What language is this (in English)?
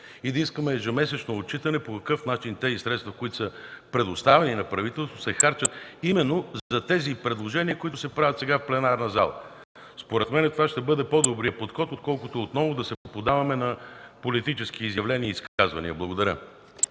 Bulgarian